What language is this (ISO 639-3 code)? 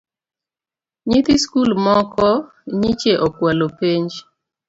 luo